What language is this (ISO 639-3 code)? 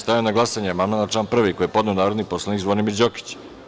srp